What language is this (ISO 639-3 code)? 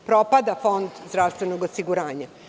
srp